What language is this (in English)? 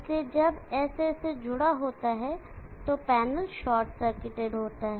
Hindi